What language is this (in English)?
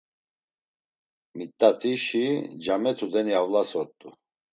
Laz